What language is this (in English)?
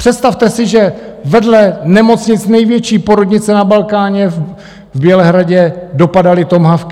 Czech